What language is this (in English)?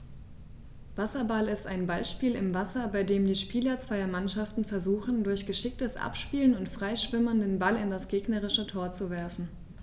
German